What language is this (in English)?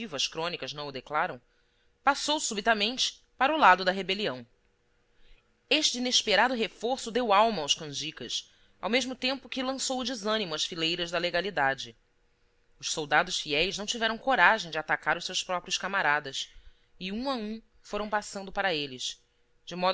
Portuguese